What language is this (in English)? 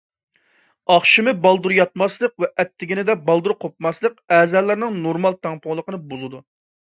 Uyghur